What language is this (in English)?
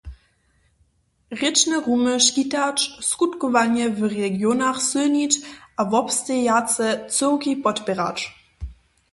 Upper Sorbian